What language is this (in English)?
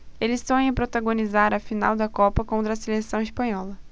Portuguese